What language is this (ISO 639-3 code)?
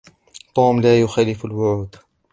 ara